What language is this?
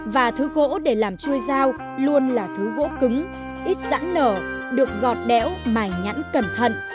Vietnamese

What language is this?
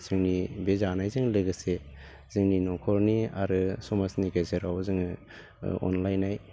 Bodo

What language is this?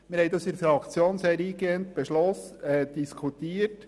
Swiss German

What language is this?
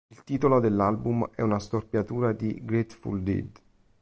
Italian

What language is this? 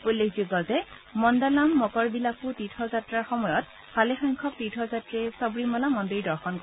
Assamese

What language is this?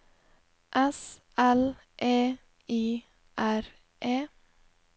Norwegian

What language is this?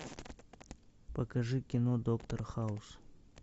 Russian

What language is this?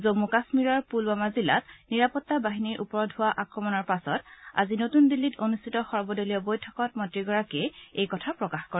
Assamese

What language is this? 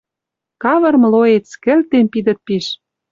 Western Mari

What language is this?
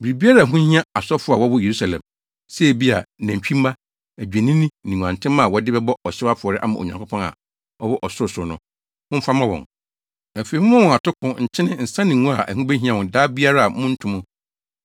Akan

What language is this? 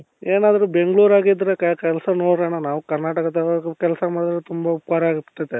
Kannada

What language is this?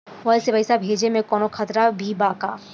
Bhojpuri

